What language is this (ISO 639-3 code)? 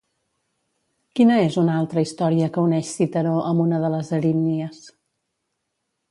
cat